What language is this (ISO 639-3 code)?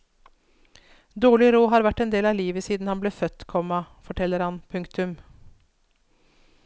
nor